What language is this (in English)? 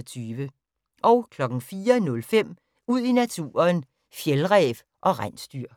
Danish